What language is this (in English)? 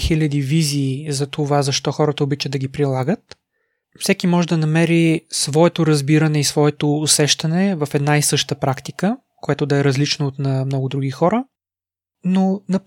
Bulgarian